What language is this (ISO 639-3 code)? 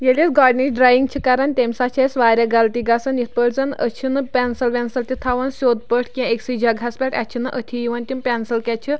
kas